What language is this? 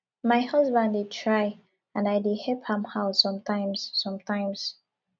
Nigerian Pidgin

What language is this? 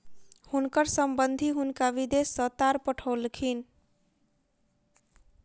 Maithili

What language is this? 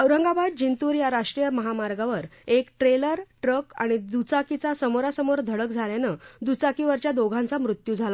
Marathi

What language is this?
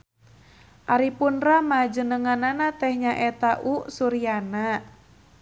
Sundanese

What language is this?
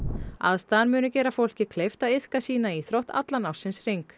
Icelandic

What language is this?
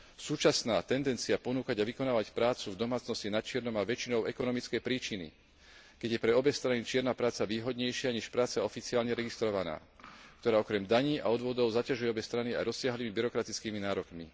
Slovak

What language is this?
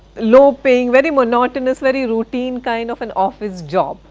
English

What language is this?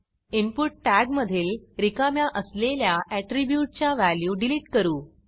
Marathi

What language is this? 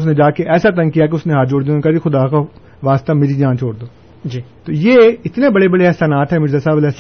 Urdu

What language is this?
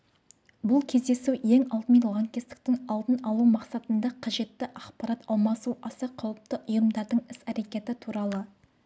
Kazakh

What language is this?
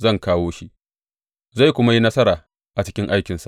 Hausa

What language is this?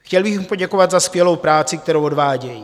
Czech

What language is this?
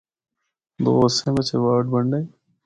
Northern Hindko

